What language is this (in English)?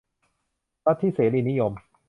Thai